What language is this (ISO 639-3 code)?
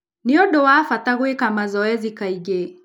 kik